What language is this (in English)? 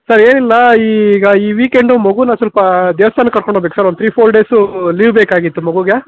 Kannada